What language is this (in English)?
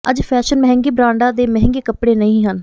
Punjabi